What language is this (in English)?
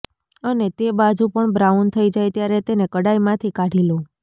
Gujarati